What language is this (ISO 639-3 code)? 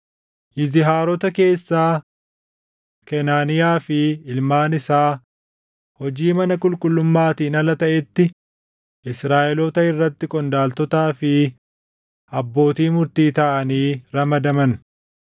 orm